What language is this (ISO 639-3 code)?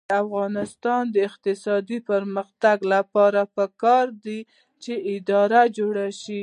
pus